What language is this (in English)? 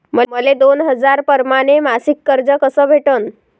Marathi